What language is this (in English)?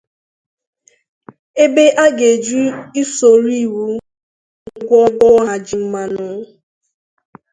Igbo